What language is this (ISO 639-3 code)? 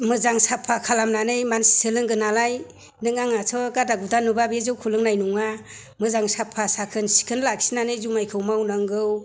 brx